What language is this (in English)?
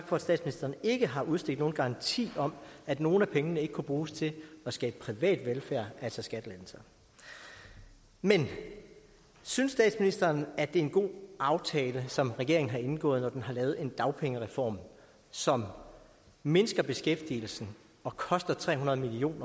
Danish